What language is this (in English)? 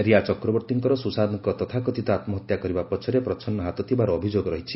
Odia